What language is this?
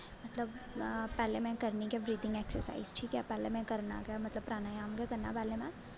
Dogri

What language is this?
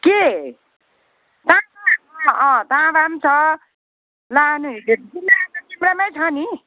Nepali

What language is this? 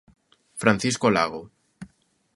Galician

